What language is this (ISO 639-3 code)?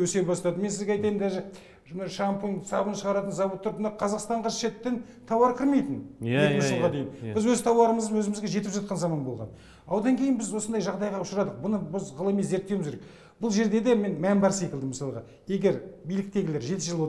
tur